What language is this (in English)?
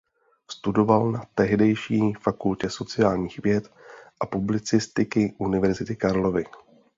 Czech